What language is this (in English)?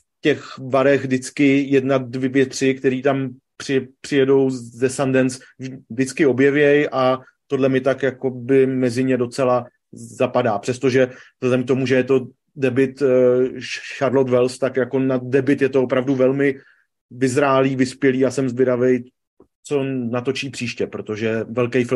Czech